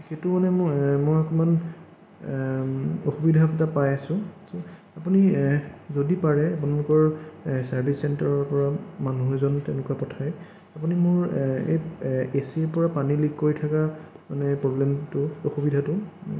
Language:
Assamese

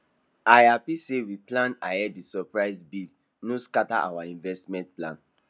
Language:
Nigerian Pidgin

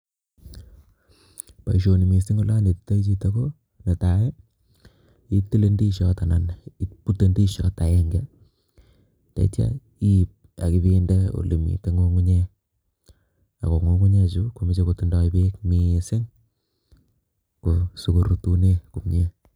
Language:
Kalenjin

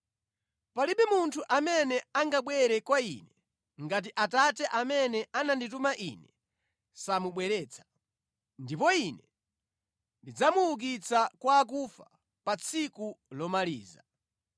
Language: Nyanja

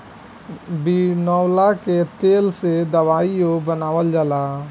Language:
Bhojpuri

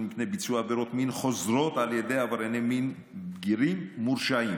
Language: Hebrew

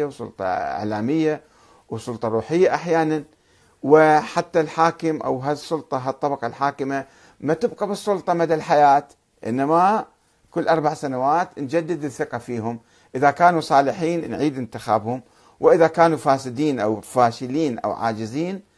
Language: Arabic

